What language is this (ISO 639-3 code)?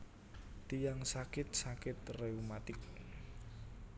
jav